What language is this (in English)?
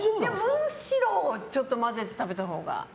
Japanese